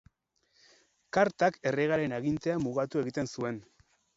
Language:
Basque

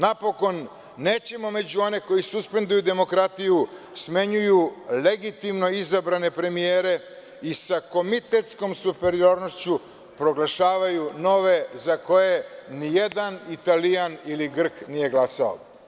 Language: Serbian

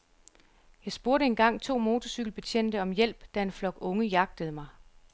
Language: Danish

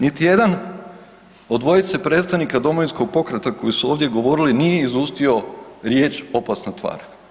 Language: Croatian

